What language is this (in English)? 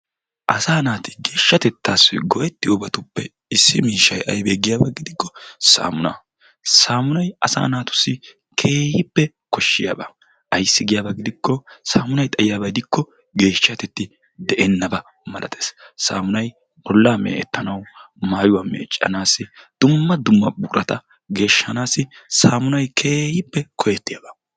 Wolaytta